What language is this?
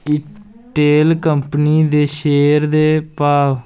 Dogri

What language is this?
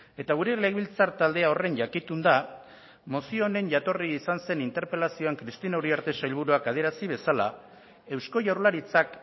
Basque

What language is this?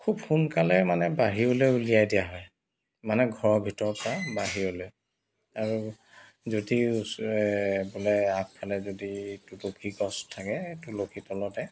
Assamese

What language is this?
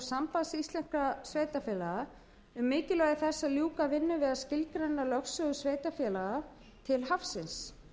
Icelandic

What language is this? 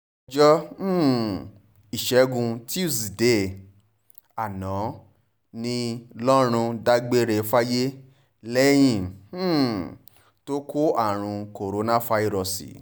Yoruba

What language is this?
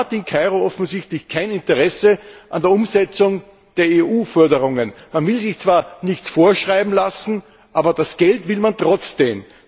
German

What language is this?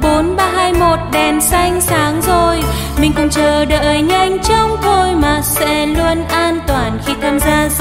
Vietnamese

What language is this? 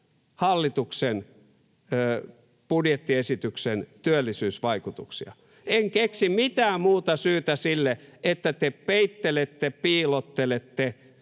Finnish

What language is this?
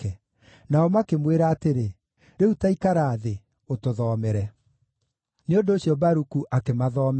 Kikuyu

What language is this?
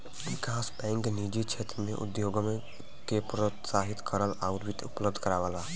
Bhojpuri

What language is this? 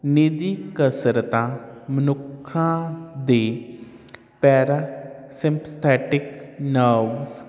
Punjabi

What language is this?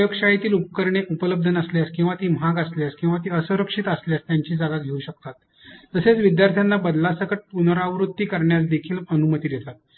Marathi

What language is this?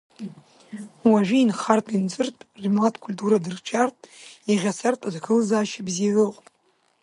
Abkhazian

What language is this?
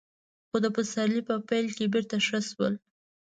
Pashto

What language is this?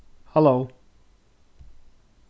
Faroese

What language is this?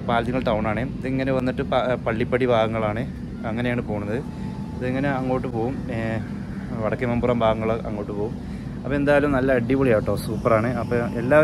Malayalam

